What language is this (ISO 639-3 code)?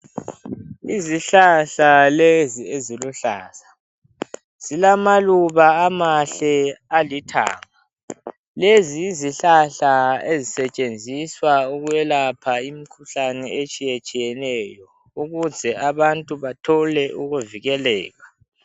nde